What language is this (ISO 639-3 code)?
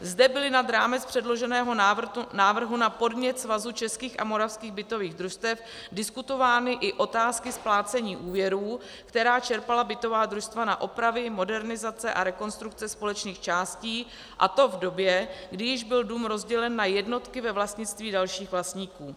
ces